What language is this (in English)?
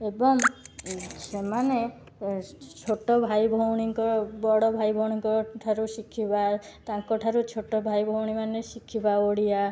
Odia